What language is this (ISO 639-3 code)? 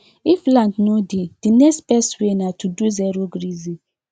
pcm